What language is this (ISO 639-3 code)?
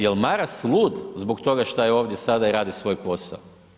hrv